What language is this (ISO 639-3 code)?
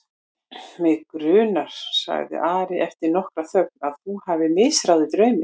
isl